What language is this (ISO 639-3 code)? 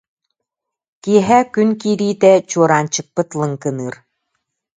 sah